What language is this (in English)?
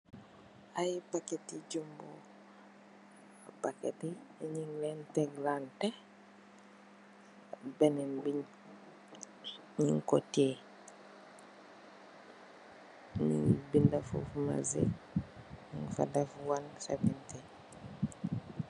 Wolof